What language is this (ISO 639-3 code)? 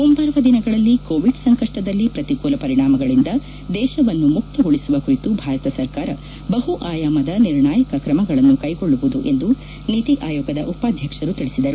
kan